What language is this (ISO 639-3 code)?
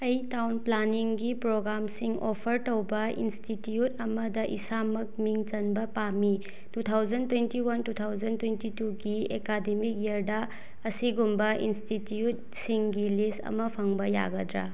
mni